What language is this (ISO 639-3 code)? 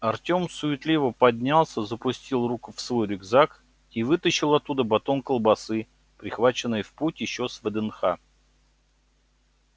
rus